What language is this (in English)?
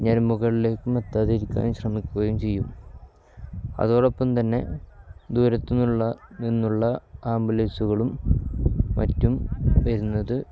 Malayalam